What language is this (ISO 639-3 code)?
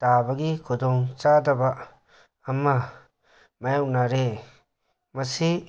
mni